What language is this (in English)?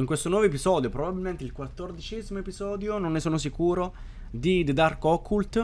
Italian